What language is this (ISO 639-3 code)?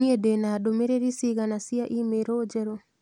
kik